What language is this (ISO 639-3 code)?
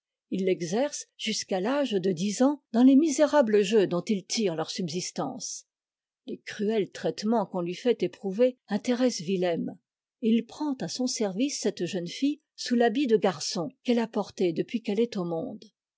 fra